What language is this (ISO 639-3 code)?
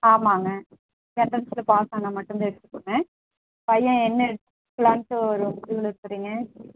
tam